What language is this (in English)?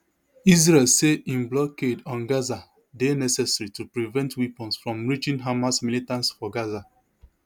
Nigerian Pidgin